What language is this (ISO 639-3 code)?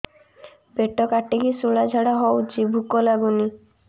ori